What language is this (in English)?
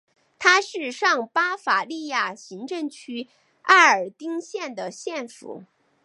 Chinese